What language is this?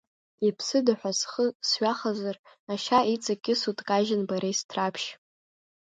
Abkhazian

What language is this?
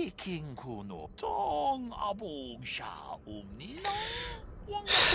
French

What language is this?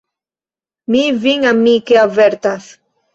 Esperanto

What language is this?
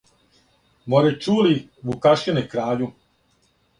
Serbian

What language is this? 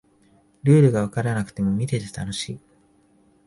Japanese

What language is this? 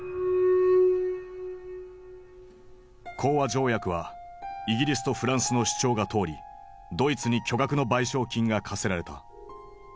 Japanese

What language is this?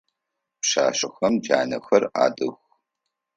Adyghe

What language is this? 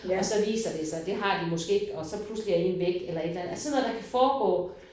Danish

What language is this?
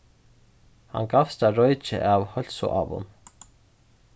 Faroese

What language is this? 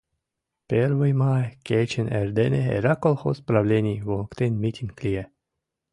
Mari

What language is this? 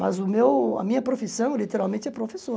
Portuguese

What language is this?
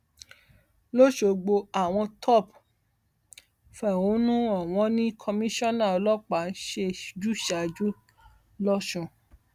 Yoruba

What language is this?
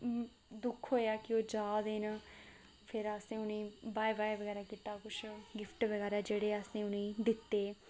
Dogri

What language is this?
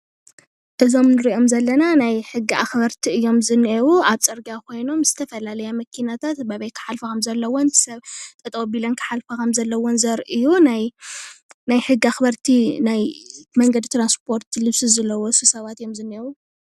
Tigrinya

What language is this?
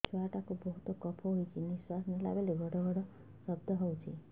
Odia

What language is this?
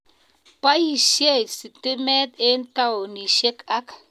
Kalenjin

